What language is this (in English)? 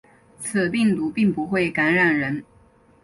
Chinese